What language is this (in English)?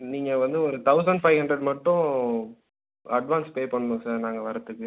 Tamil